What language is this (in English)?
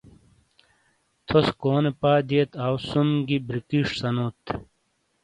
Shina